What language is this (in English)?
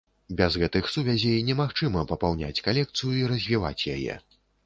Belarusian